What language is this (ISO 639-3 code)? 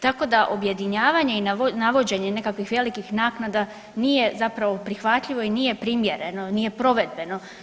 hrv